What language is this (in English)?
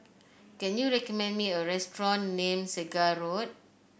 English